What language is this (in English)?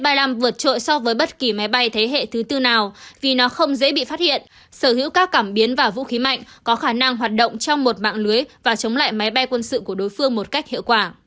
Vietnamese